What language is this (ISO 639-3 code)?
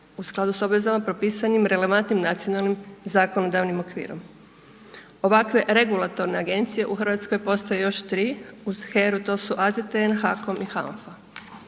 hrv